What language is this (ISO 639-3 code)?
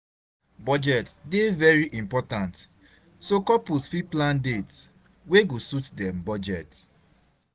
pcm